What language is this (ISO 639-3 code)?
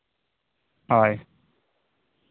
sat